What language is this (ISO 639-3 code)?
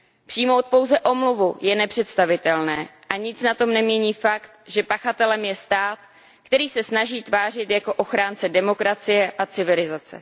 ces